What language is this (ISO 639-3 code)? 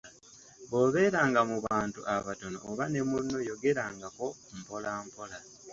lug